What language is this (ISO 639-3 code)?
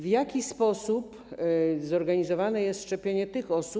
pol